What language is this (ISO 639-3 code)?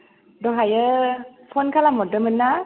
brx